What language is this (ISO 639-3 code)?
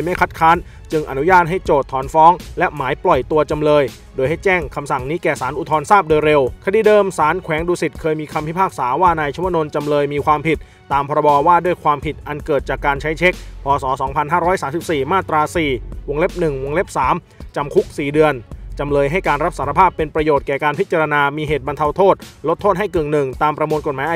tha